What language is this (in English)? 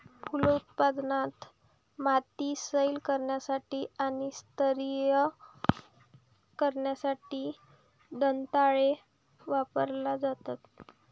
Marathi